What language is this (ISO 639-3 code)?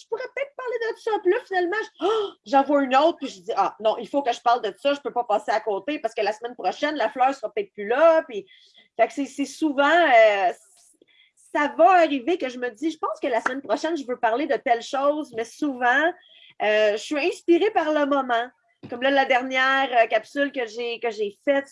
fra